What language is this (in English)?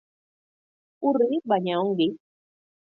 Basque